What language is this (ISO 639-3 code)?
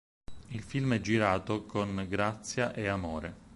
ita